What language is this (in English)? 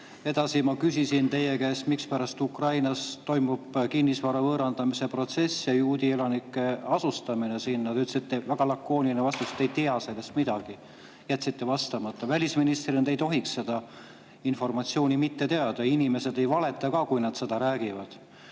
Estonian